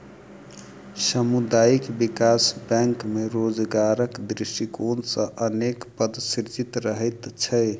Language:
Maithili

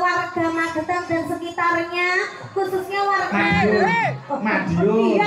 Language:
Indonesian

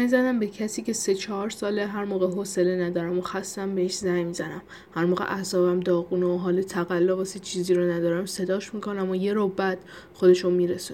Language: Persian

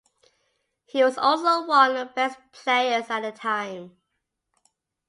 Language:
English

